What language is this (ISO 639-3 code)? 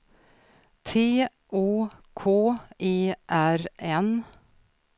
swe